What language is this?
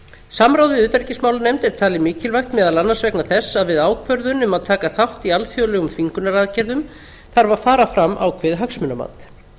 Icelandic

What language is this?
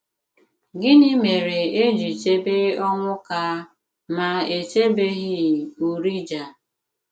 Igbo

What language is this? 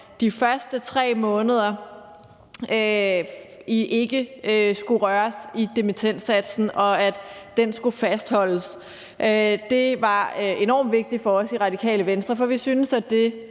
Danish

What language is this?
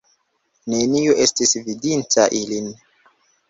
Esperanto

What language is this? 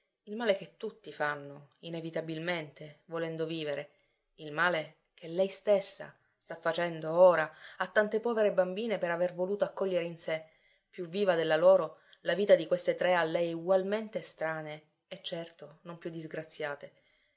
Italian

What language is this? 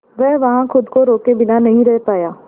Hindi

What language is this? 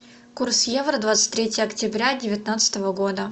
Russian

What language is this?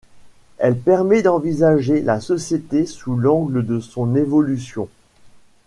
French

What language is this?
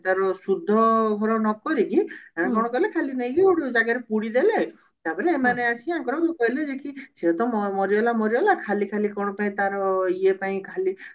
Odia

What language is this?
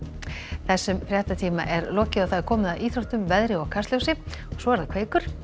Icelandic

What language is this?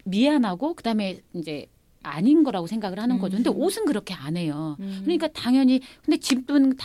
Korean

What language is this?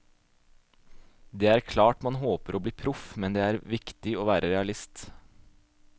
Norwegian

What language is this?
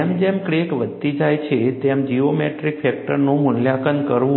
Gujarati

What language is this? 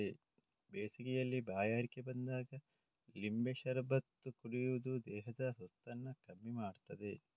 Kannada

